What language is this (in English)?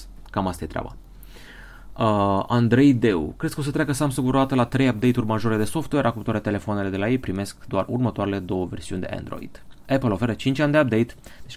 Romanian